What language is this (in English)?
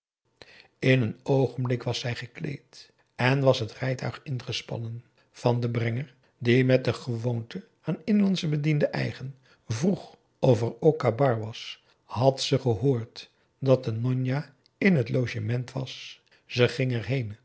Dutch